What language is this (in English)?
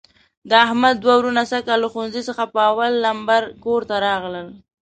Pashto